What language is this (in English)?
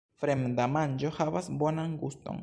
Esperanto